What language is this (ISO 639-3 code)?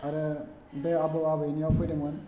brx